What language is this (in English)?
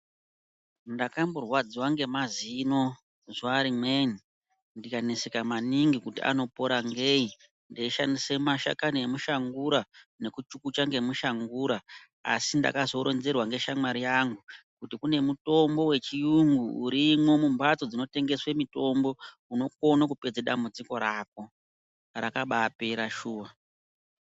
Ndau